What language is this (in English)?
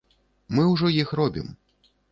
Belarusian